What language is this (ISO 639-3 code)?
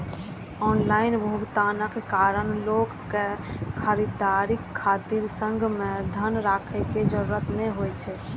mai